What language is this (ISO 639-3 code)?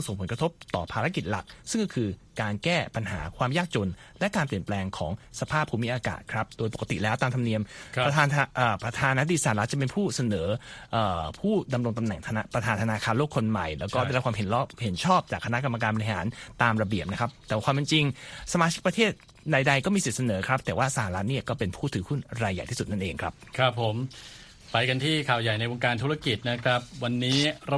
tha